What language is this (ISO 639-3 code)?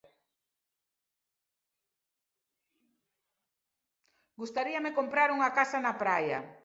glg